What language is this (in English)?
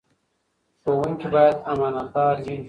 Pashto